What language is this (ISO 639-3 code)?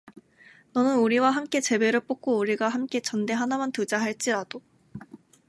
kor